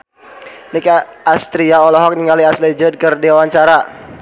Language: Sundanese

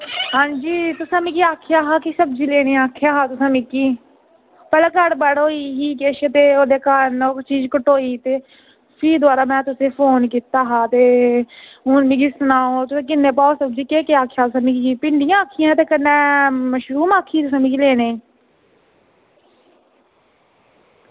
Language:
Dogri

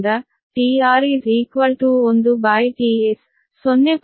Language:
Kannada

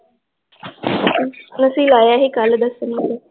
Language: Punjabi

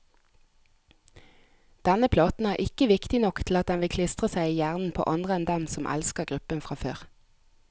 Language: Norwegian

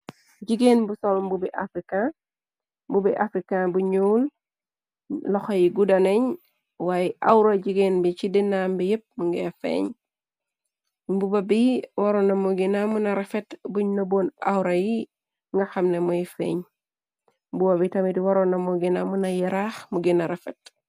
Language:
Wolof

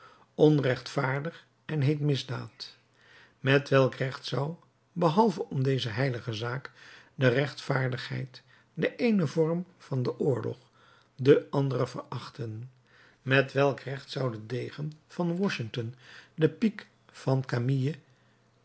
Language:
Dutch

